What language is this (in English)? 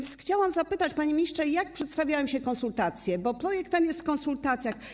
Polish